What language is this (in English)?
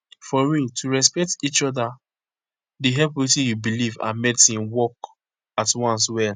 Nigerian Pidgin